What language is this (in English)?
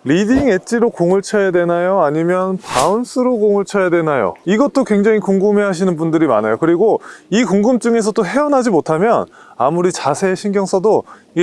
Korean